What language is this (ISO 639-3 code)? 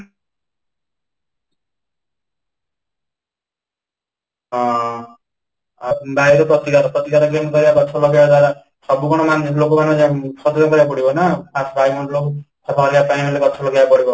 ori